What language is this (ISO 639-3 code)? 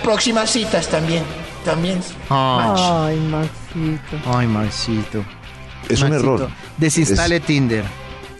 spa